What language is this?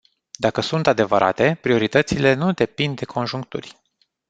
Romanian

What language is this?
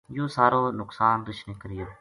Gujari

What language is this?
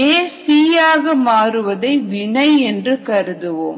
Tamil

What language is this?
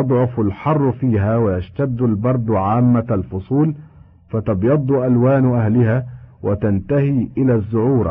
Arabic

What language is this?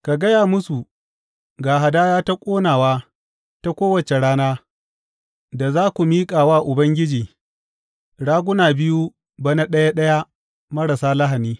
Hausa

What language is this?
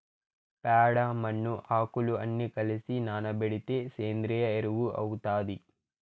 Telugu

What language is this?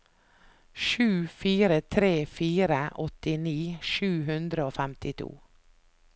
Norwegian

